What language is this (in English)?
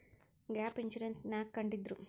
Kannada